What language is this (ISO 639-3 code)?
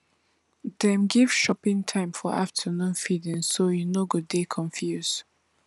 pcm